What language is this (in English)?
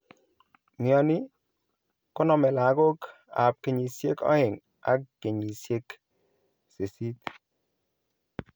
Kalenjin